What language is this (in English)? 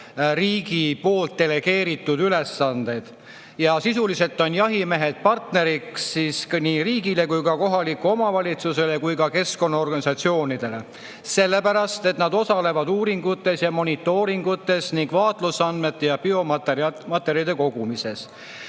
Estonian